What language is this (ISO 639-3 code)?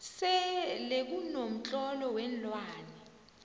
nbl